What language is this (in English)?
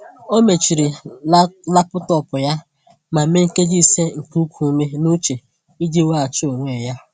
Igbo